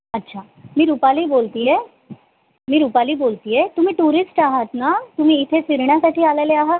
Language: Marathi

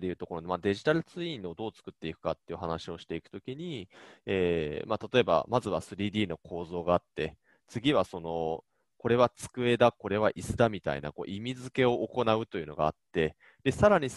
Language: Japanese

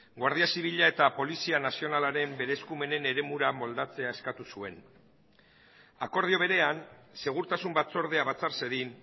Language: Basque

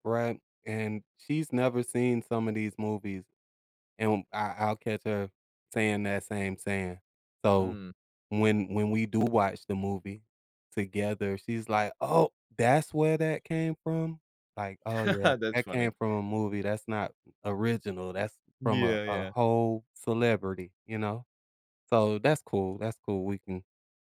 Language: English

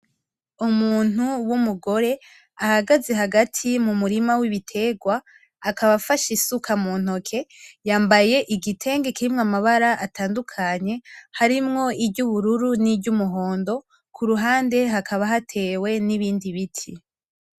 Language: Rundi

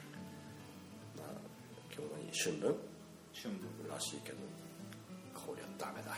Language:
Japanese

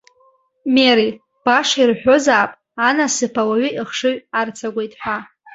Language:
Abkhazian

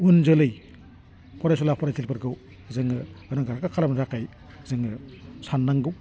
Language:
Bodo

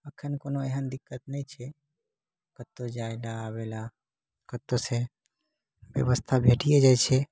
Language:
Maithili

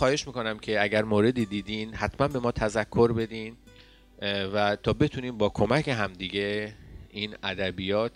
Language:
Persian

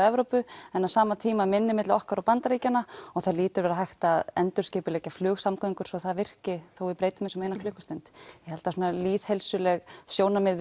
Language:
Icelandic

